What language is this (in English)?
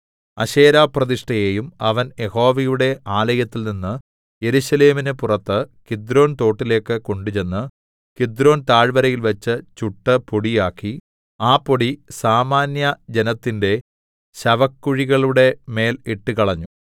Malayalam